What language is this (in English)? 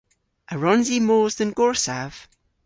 Cornish